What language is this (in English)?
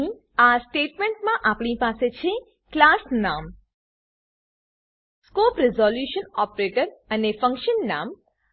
Gujarati